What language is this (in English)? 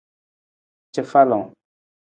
Nawdm